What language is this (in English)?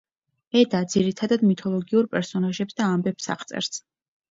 Georgian